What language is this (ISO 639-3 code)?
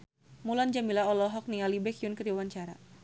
sun